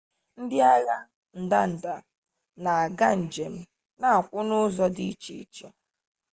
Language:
Igbo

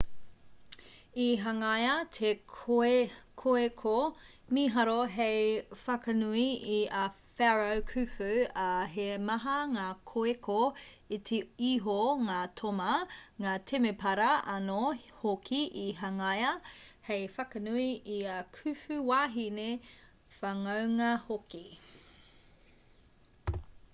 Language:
Māori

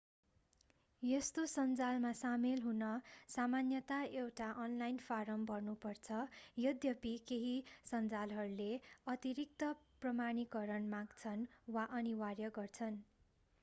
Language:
Nepali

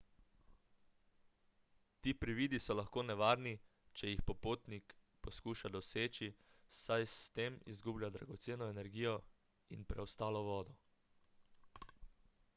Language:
Slovenian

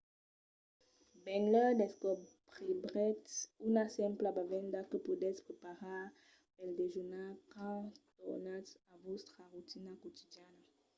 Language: Occitan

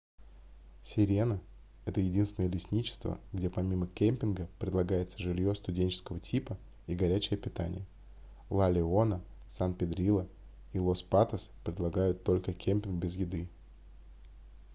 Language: Russian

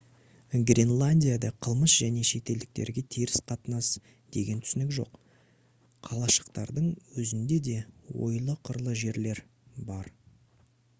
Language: Kazakh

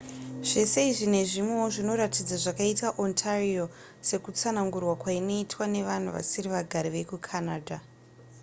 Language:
Shona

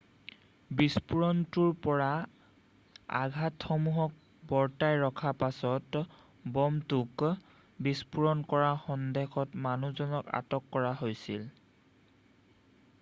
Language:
Assamese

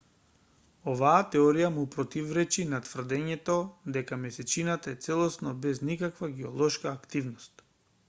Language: Macedonian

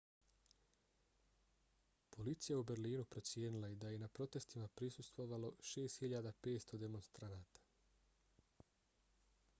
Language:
Bosnian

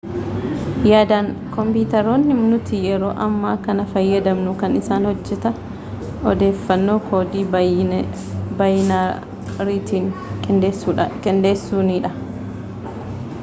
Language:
Oromo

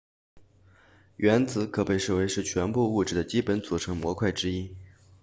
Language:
Chinese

